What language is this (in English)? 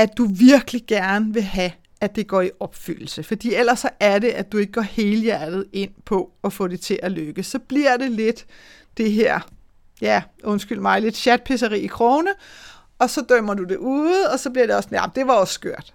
Danish